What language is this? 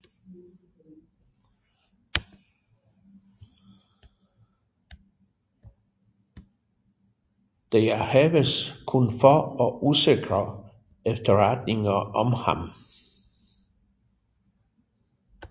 Danish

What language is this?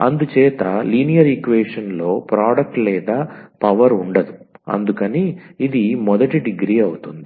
Telugu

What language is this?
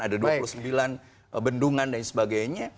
Indonesian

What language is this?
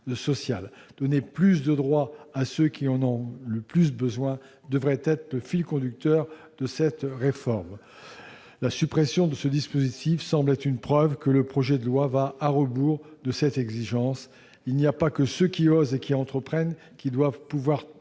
French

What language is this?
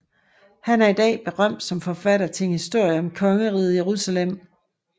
Danish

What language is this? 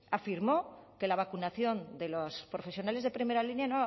Spanish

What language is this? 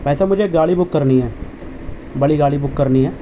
Urdu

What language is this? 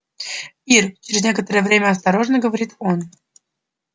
Russian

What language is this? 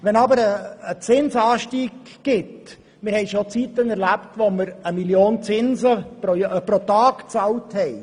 Swiss German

